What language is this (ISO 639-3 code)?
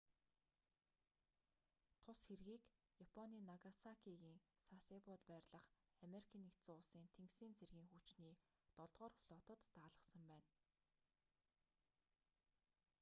mon